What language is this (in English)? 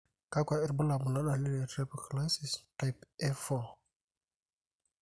Masai